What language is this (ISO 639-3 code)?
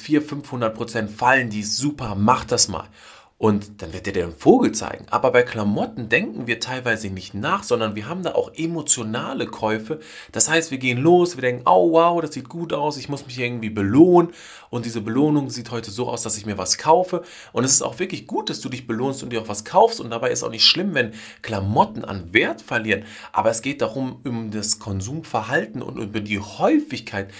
deu